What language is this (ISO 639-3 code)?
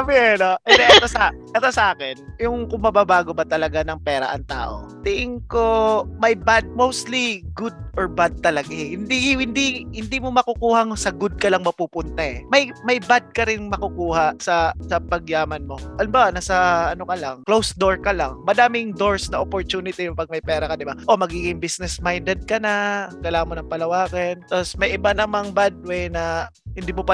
fil